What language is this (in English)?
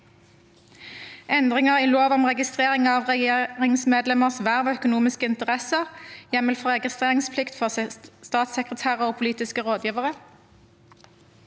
Norwegian